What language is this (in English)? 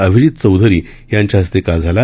Marathi